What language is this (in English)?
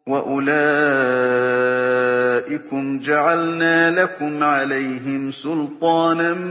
Arabic